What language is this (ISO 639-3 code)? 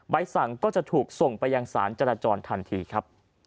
tha